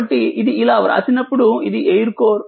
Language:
Telugu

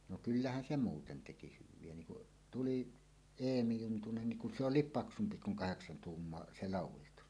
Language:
Finnish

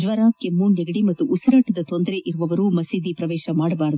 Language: Kannada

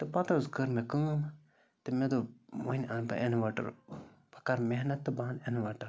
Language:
Kashmiri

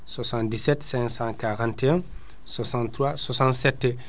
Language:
Fula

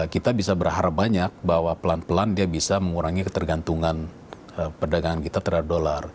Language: Indonesian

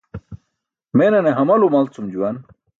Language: Burushaski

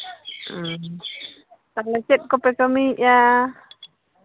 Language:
Santali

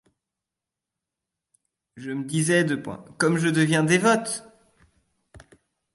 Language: French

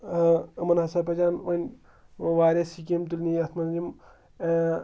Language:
Kashmiri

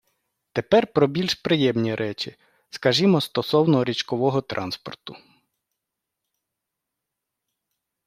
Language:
Ukrainian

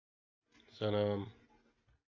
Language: Russian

